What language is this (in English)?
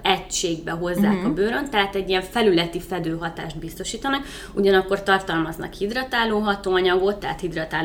Hungarian